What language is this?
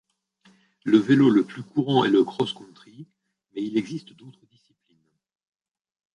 French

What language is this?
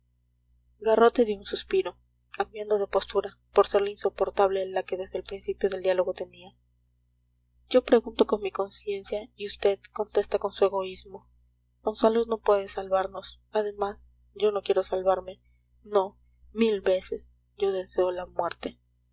Spanish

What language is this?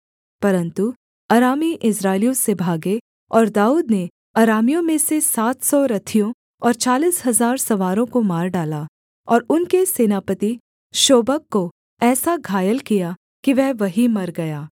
Hindi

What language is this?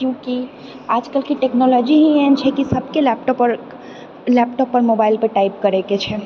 Maithili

